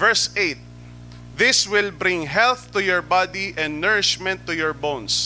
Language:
Filipino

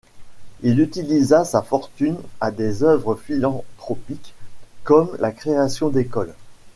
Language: French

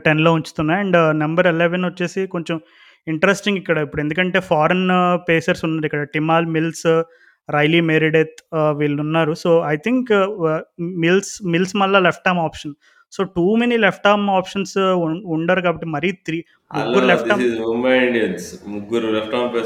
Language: Telugu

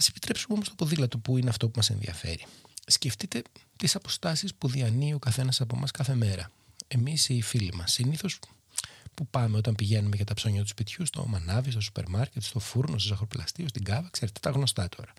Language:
Greek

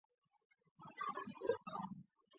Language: Chinese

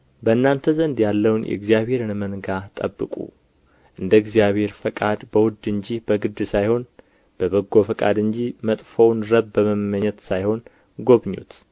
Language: Amharic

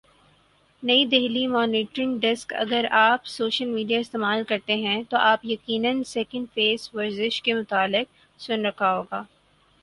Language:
Urdu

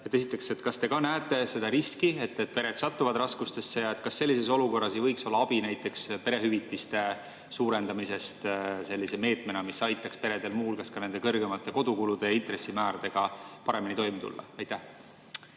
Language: Estonian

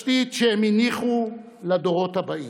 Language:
Hebrew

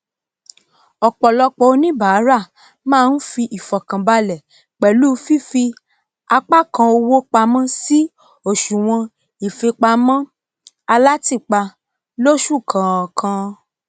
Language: Yoruba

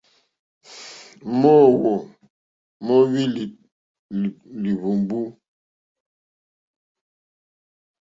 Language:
Mokpwe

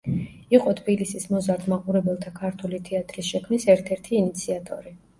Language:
Georgian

